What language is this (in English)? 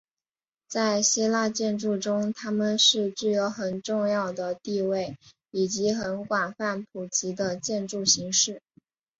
Chinese